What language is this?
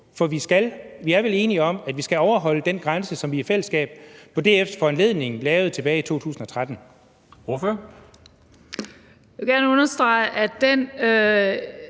Danish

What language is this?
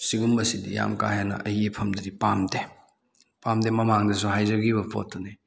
Manipuri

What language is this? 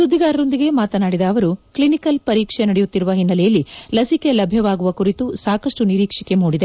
Kannada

